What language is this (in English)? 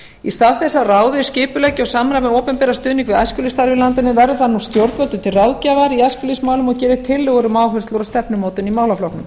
Icelandic